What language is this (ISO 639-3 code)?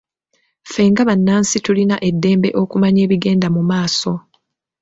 lug